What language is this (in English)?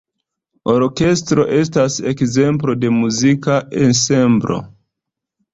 Esperanto